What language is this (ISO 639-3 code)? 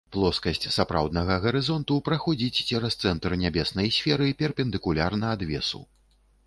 bel